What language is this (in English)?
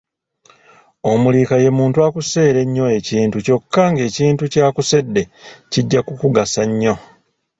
Ganda